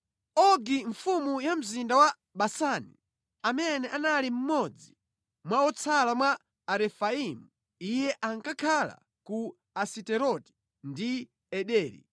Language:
Nyanja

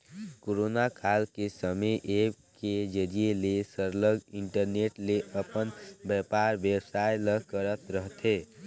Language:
Chhattisgarhi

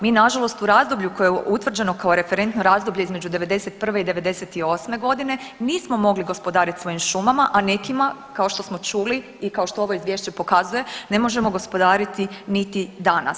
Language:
Croatian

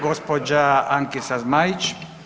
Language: Croatian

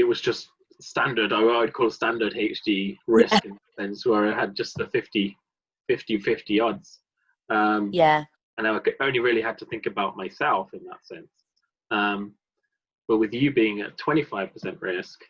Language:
English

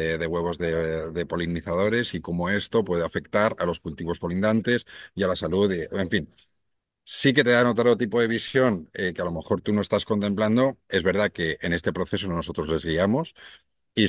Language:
Spanish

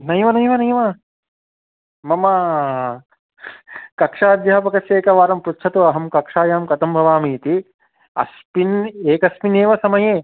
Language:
Sanskrit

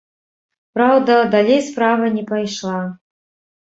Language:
Belarusian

